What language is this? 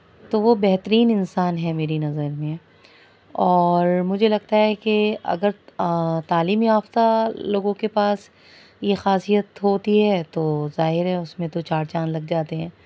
Urdu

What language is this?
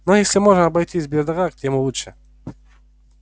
Russian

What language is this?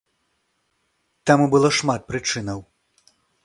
Belarusian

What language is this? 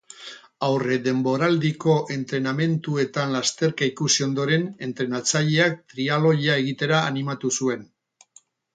Basque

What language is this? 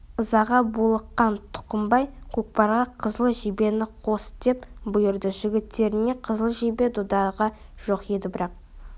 Kazakh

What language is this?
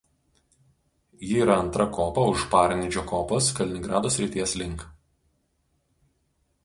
Lithuanian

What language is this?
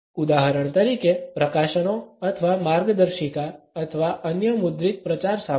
Gujarati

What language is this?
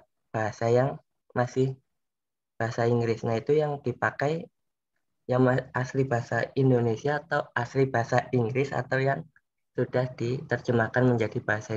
Indonesian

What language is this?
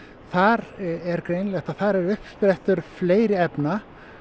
Icelandic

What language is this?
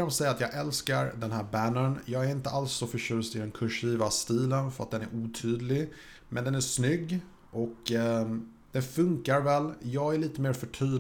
Swedish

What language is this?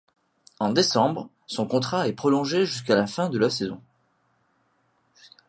French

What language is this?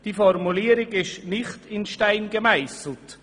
Swiss German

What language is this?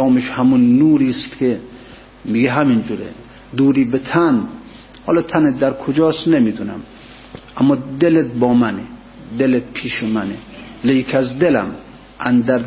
Persian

